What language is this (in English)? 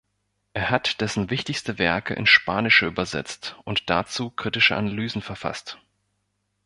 German